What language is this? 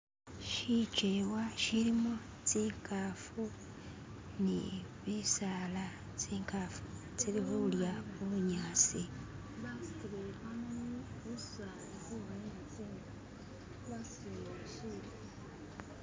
Masaaba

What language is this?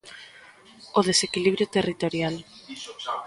Galician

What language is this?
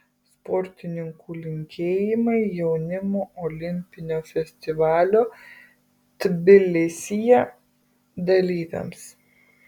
Lithuanian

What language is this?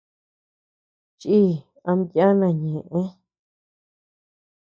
Tepeuxila Cuicatec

